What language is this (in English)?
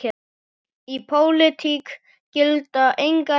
Icelandic